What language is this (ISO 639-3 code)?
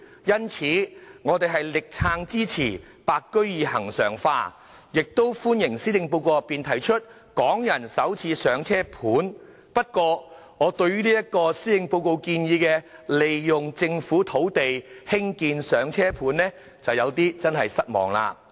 yue